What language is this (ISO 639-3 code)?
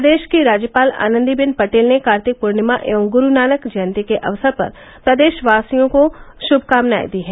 hin